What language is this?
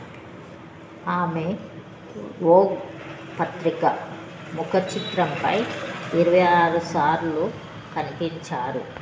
Telugu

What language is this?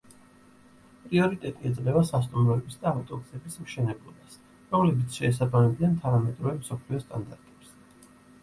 Georgian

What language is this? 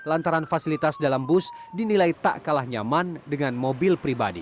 Indonesian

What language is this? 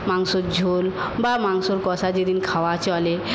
Bangla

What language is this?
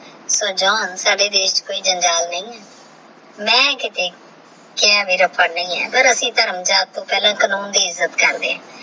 Punjabi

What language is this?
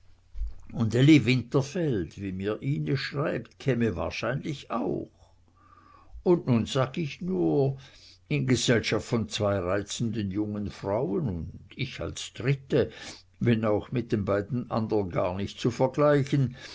German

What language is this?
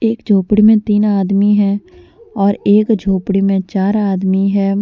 Hindi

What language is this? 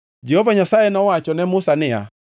Luo (Kenya and Tanzania)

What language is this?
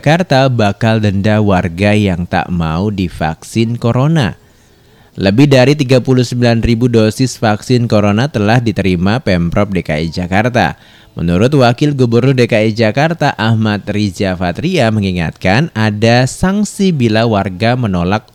Indonesian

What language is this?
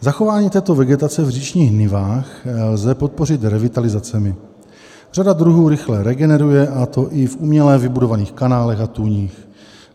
Czech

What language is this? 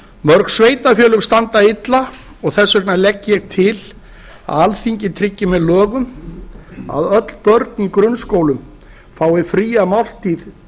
Icelandic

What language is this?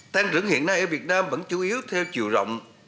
Vietnamese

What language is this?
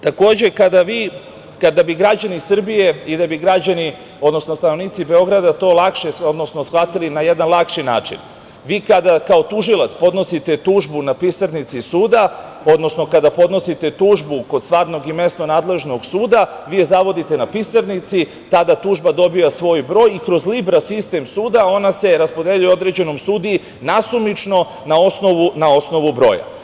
Serbian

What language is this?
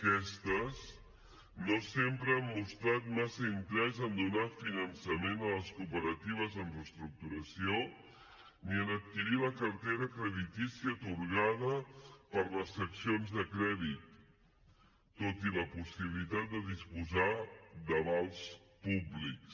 Catalan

